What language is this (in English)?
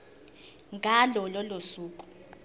Zulu